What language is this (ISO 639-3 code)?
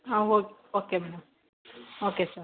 kan